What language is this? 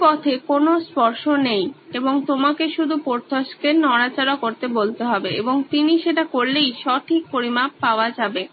Bangla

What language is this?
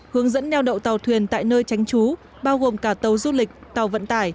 Vietnamese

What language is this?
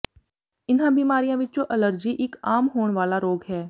Punjabi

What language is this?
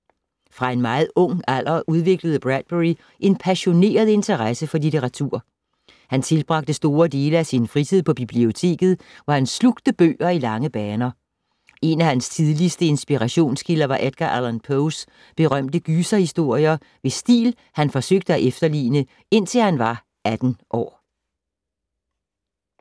Danish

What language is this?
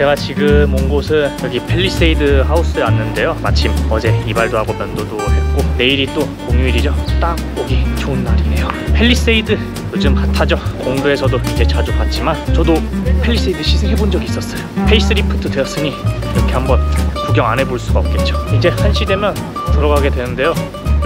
Korean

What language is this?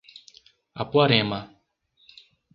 Portuguese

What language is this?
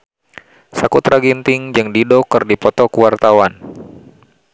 Sundanese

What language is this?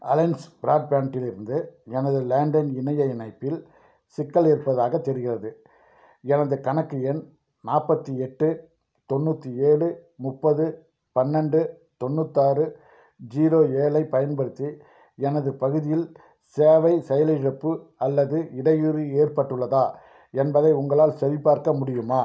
Tamil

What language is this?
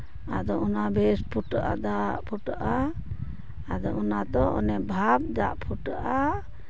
Santali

